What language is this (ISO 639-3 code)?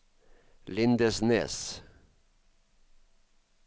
nor